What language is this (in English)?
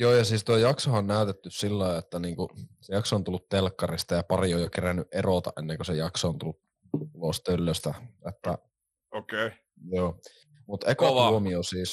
Finnish